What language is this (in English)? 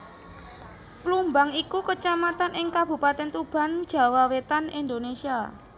Javanese